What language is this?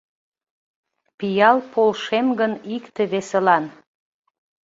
Mari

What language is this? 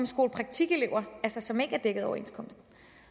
Danish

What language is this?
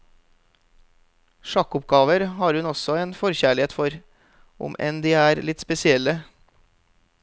Norwegian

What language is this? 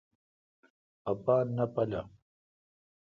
Kalkoti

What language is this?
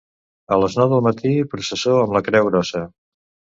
Catalan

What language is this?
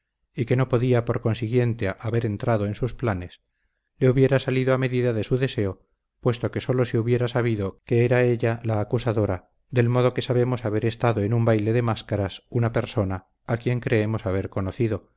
Spanish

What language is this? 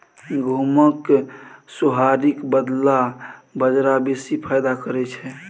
Maithili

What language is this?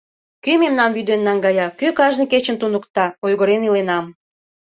Mari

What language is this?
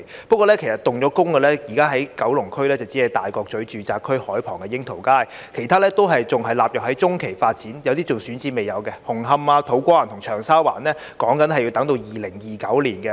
Cantonese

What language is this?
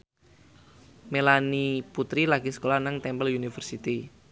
Javanese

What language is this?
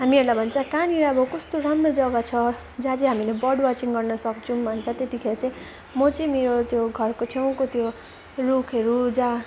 Nepali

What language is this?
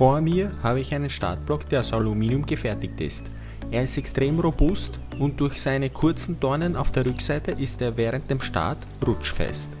German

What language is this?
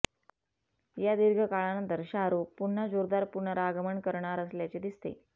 Marathi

